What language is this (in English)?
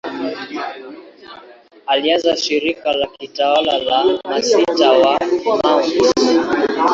Swahili